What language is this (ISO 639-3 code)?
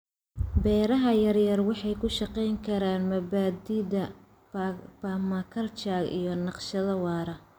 som